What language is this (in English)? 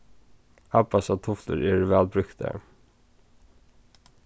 Faroese